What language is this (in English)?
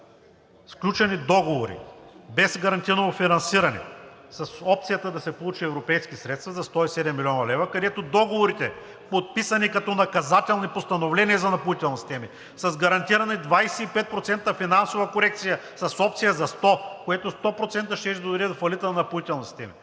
Bulgarian